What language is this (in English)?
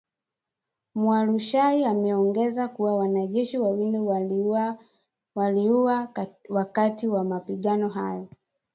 Swahili